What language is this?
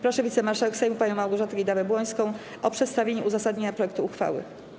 Polish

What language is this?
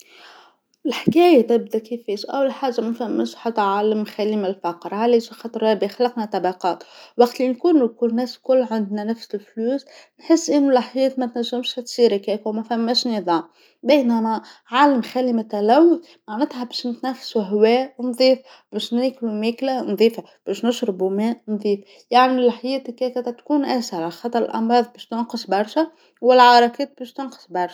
Tunisian Arabic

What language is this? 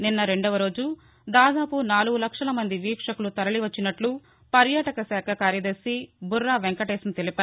Telugu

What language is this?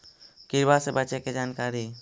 Magahi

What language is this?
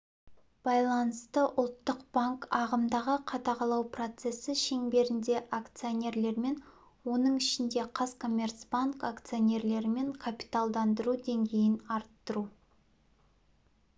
Kazakh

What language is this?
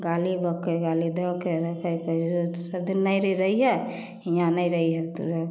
Maithili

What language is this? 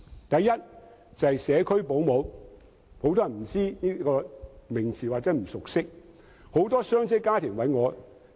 Cantonese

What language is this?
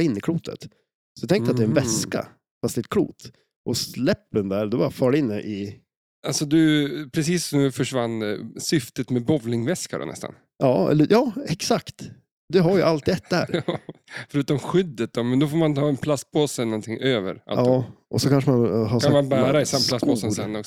Swedish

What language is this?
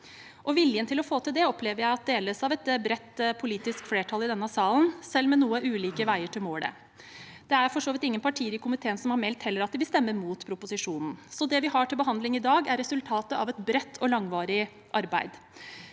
Norwegian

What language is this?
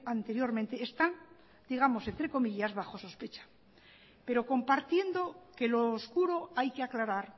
Spanish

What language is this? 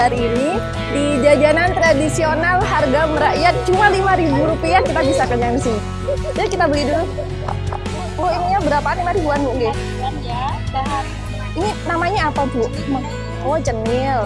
Indonesian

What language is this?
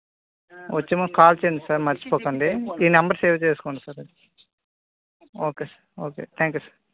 Telugu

